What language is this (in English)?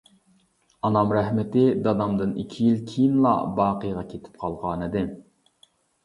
Uyghur